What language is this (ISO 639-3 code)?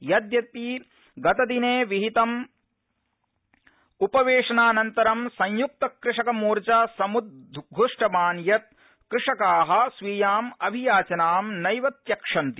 san